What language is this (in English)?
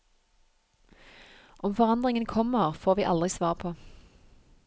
Norwegian